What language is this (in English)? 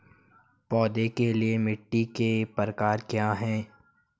Hindi